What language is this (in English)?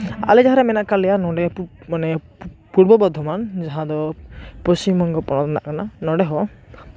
Santali